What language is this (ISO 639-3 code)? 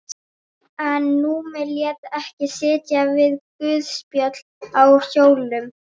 isl